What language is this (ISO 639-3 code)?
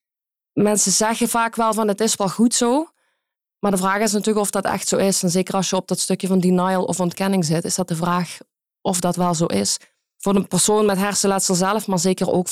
nld